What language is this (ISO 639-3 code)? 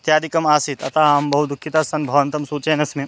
san